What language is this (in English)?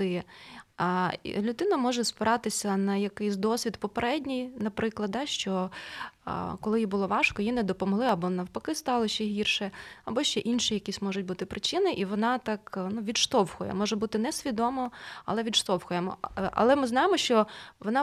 Ukrainian